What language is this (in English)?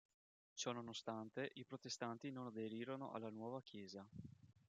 Italian